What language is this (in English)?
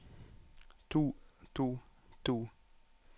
Norwegian